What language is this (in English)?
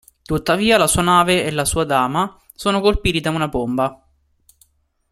Italian